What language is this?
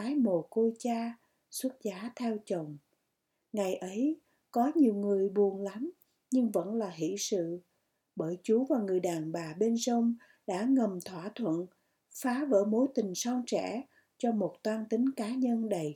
Vietnamese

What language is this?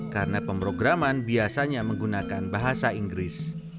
Indonesian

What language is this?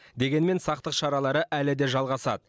Kazakh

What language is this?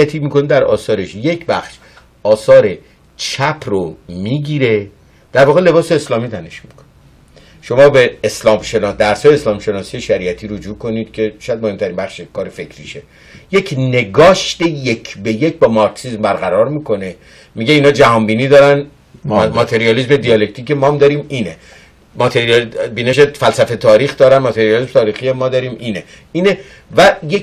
Persian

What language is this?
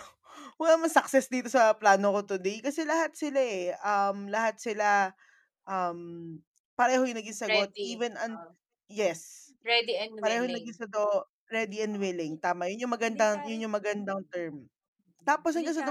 Filipino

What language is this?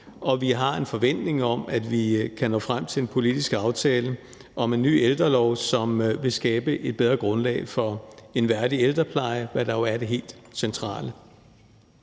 Danish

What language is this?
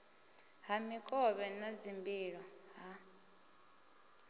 Venda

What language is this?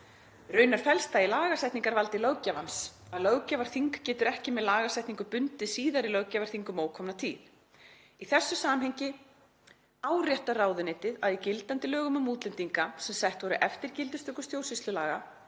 Icelandic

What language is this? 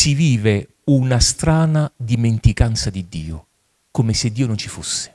Italian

